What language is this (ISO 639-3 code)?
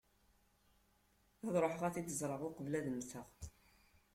kab